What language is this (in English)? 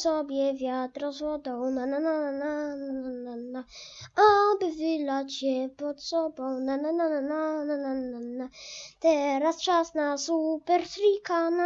Polish